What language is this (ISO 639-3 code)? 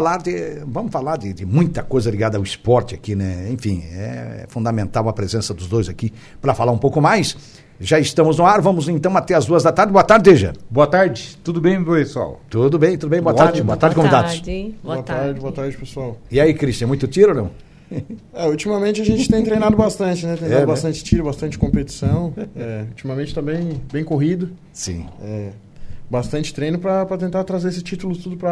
por